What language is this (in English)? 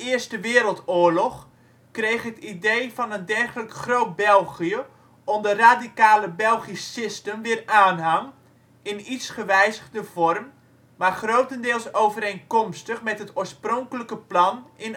Dutch